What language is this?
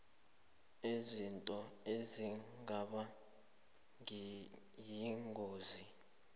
South Ndebele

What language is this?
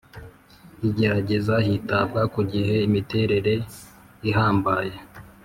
Kinyarwanda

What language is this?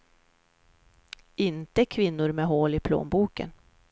Swedish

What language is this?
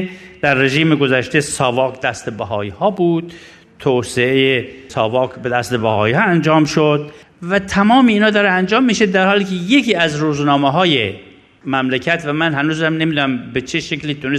Persian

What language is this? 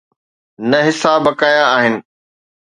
Sindhi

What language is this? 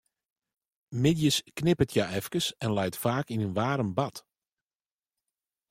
Western Frisian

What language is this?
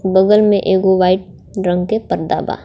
Bhojpuri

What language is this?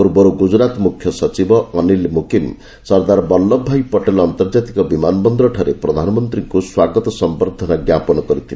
Odia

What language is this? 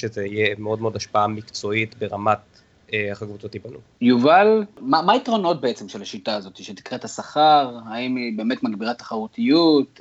Hebrew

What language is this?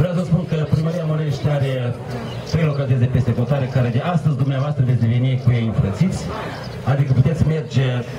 Romanian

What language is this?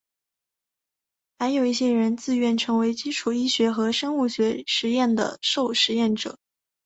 Chinese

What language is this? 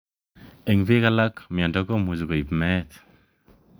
Kalenjin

